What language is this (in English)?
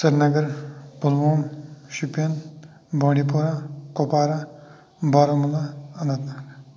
Kashmiri